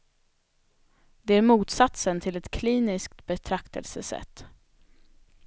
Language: Swedish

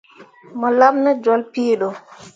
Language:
Mundang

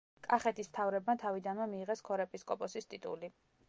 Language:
Georgian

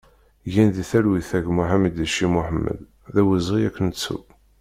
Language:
Kabyle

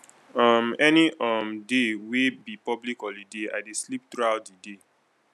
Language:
Nigerian Pidgin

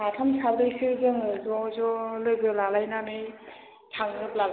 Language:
Bodo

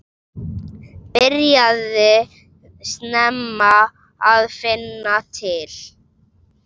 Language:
Icelandic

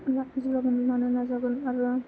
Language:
Bodo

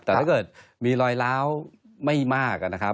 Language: Thai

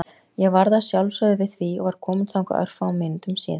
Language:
Icelandic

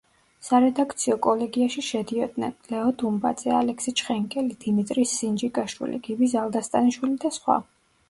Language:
Georgian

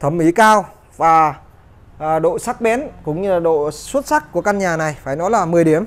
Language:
Vietnamese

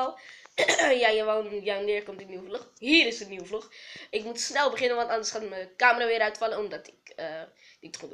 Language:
Dutch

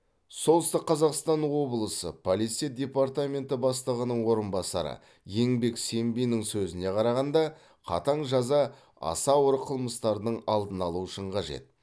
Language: Kazakh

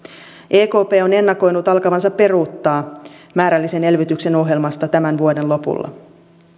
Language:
Finnish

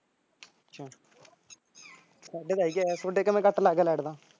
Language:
Punjabi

